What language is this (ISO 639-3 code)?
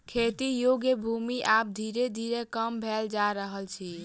mai